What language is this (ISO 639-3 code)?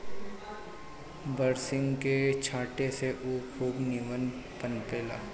bho